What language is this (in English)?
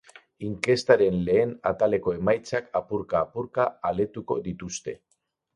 Basque